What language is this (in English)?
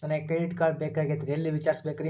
Kannada